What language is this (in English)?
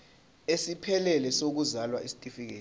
Zulu